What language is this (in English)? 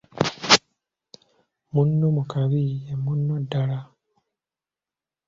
Ganda